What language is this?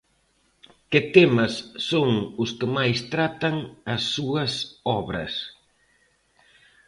Galician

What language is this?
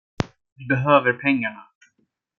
Swedish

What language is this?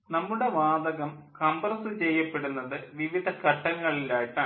Malayalam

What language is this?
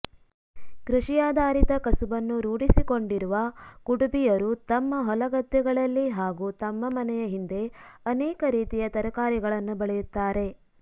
Kannada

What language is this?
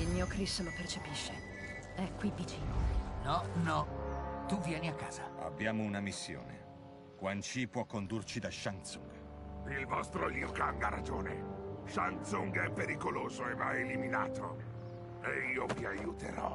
Italian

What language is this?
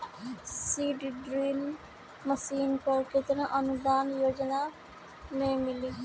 Bhojpuri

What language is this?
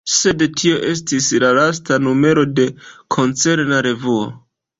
Esperanto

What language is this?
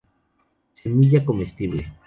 Spanish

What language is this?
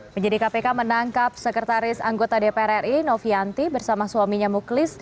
Indonesian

